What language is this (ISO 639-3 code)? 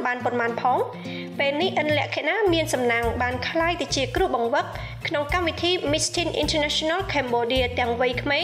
tha